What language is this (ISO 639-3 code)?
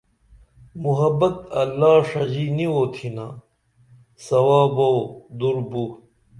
dml